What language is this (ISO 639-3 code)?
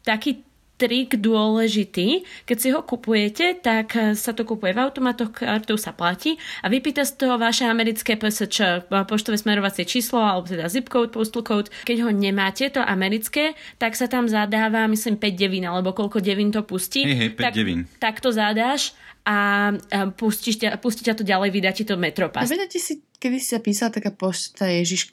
slk